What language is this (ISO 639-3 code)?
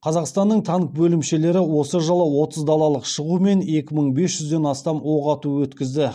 kaz